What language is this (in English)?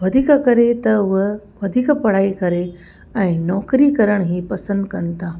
Sindhi